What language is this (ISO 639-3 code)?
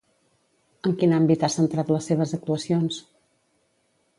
cat